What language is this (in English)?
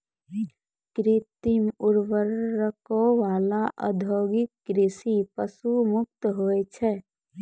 Maithili